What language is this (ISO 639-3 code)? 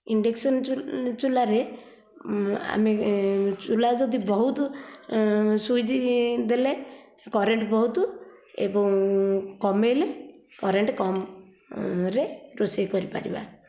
ori